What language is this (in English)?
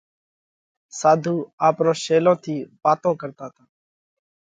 Parkari Koli